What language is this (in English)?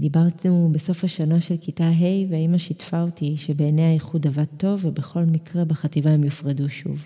Hebrew